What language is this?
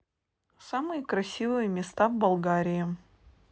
Russian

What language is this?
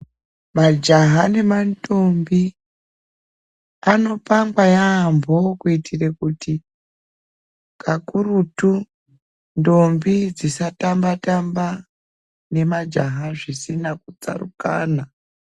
Ndau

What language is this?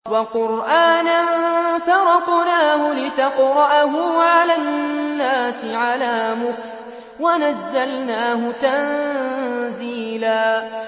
Arabic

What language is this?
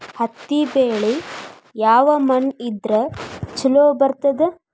Kannada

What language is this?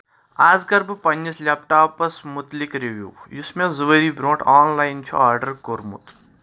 Kashmiri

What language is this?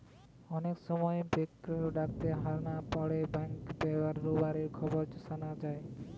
Bangla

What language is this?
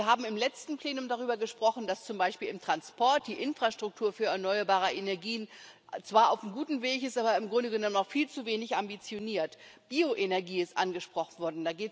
German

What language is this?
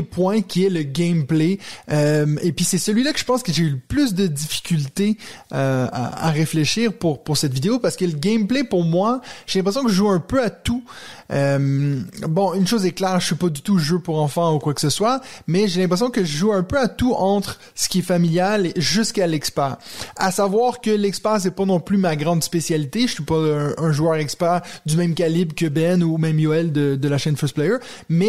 French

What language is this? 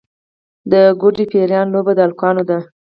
Pashto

